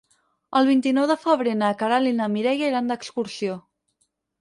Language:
Catalan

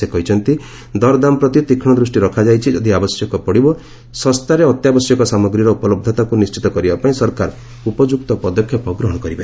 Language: Odia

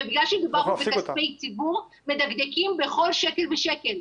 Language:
Hebrew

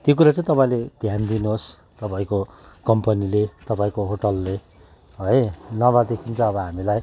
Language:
Nepali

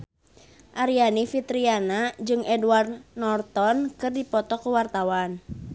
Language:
Sundanese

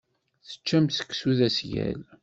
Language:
Kabyle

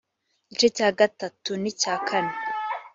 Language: Kinyarwanda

